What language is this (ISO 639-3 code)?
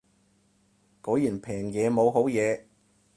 yue